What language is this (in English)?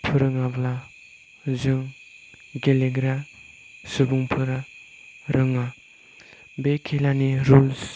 Bodo